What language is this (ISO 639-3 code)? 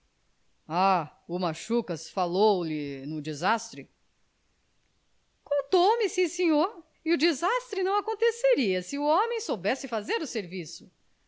por